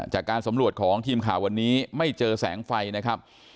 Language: Thai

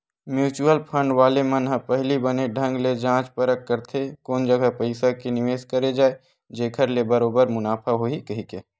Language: Chhattisgarhi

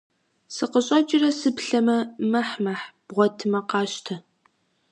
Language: Kabardian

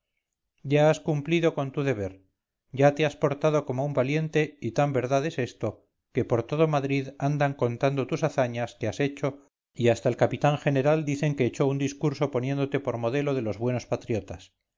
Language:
Spanish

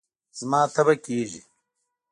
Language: Pashto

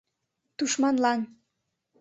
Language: Mari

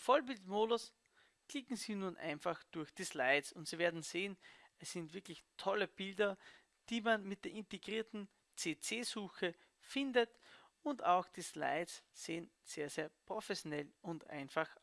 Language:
German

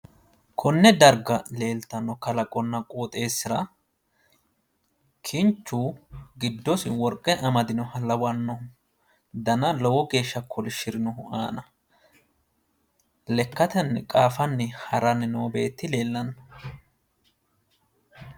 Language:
Sidamo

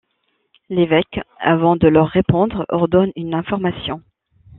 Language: French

